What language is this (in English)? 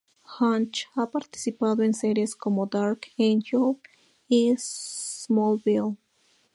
Spanish